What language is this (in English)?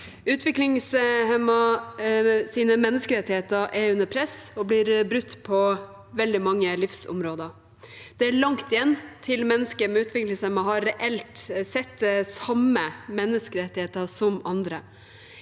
Norwegian